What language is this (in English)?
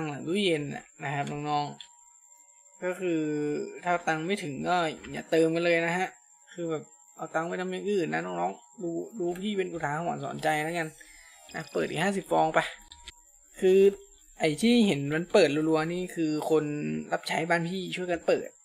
Thai